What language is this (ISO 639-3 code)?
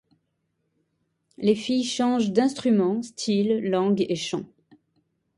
fra